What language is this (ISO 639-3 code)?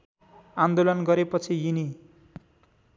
nep